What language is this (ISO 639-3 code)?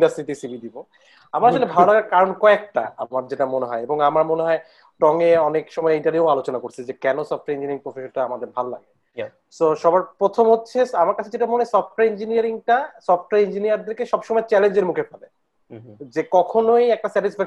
ben